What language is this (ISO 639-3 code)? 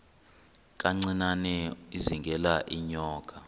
xho